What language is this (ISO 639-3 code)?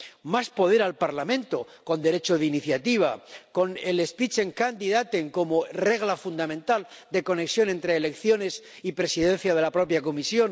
spa